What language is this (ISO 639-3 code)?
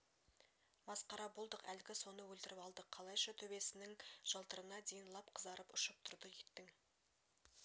kaz